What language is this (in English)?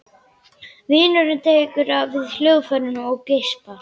Icelandic